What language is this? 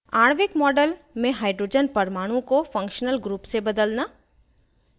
Hindi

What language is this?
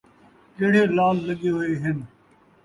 Saraiki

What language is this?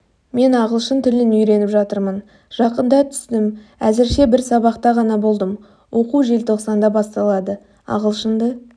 Kazakh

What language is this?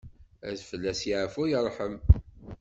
Kabyle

